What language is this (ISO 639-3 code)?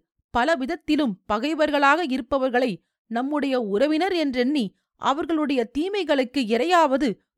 tam